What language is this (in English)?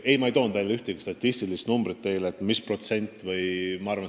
Estonian